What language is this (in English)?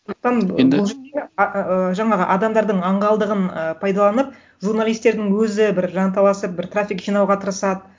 Kazakh